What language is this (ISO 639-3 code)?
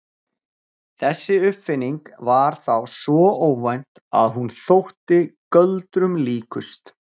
isl